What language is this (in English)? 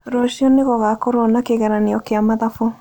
Kikuyu